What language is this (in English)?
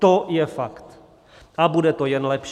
Czech